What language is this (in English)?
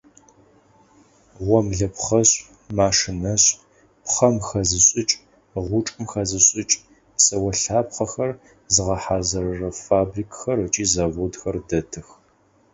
Adyghe